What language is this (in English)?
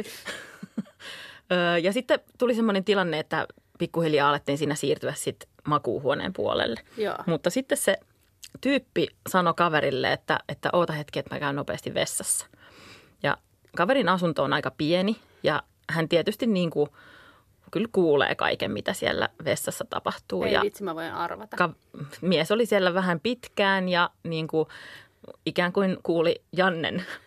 Finnish